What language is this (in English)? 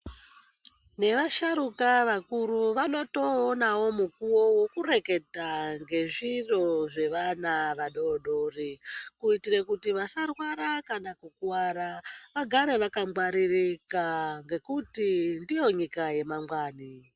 Ndau